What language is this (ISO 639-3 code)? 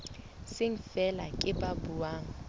sot